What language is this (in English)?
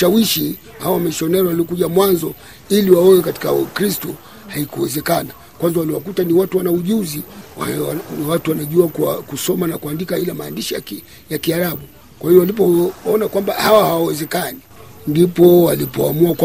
Swahili